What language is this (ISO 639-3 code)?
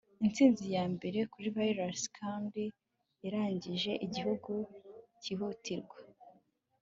kin